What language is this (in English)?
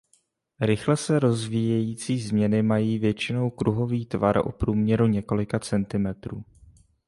Czech